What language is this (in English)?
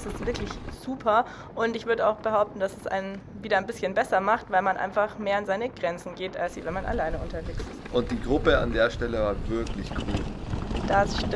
German